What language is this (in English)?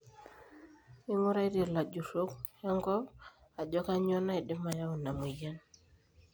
Masai